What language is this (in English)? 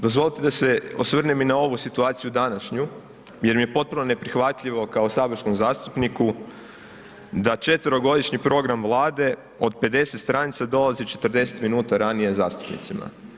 Croatian